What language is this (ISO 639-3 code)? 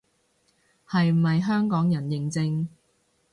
yue